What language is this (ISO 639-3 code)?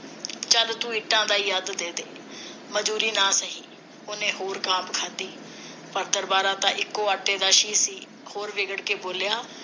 pan